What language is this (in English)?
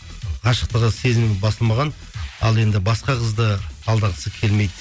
Kazakh